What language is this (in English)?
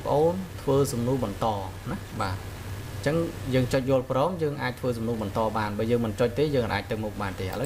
Vietnamese